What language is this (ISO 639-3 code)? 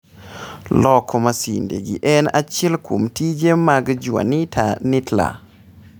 luo